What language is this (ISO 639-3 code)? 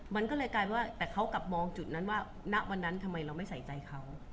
tha